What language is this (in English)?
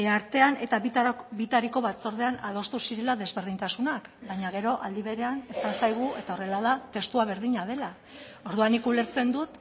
Basque